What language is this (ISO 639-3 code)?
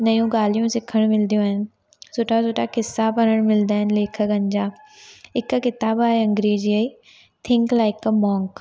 snd